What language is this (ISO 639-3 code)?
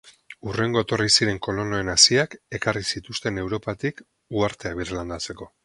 eus